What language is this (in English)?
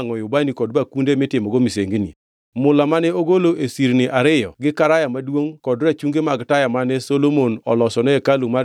Luo (Kenya and Tanzania)